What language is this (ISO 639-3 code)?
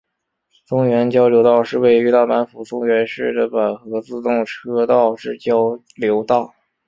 zho